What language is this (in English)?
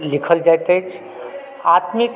Maithili